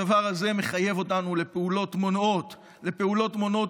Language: Hebrew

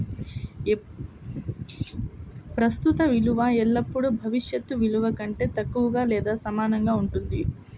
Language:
Telugu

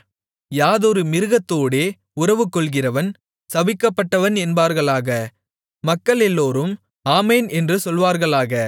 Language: Tamil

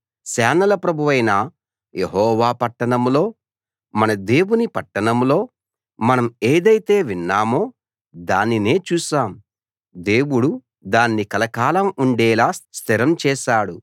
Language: Telugu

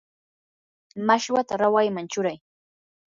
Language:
Yanahuanca Pasco Quechua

